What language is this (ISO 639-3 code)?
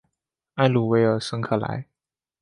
zho